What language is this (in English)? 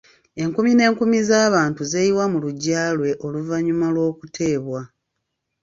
Ganda